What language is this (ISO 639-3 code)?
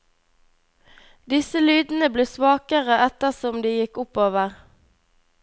nor